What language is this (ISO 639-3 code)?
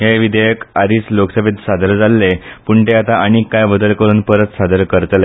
kok